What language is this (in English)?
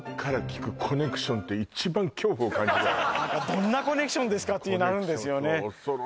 Japanese